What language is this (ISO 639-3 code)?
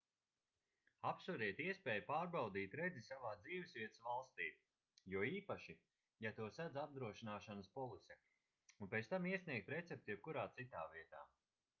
lav